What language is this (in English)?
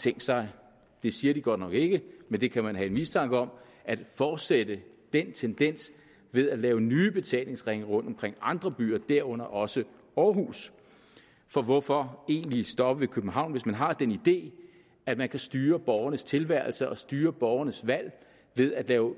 Danish